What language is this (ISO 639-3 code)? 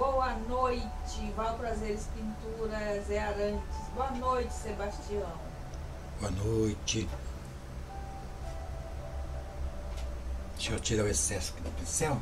por